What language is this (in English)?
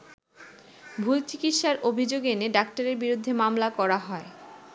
Bangla